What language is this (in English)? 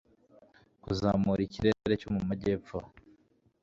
Kinyarwanda